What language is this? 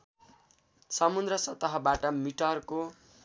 Nepali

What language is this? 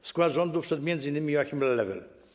Polish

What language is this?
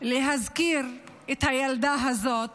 Hebrew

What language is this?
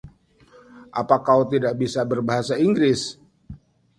Indonesian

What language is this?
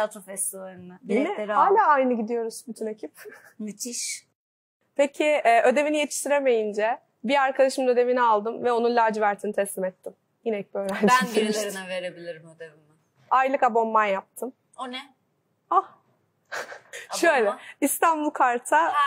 Turkish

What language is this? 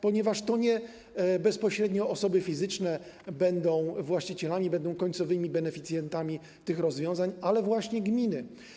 Polish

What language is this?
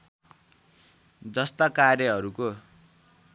Nepali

